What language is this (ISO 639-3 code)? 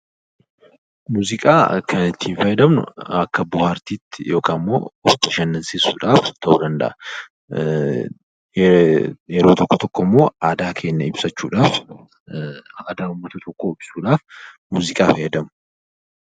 orm